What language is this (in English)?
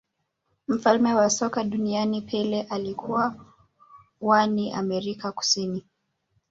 Swahili